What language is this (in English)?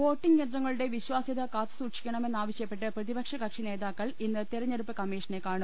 Malayalam